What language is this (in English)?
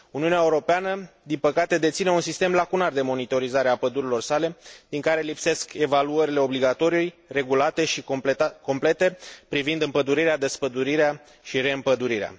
Romanian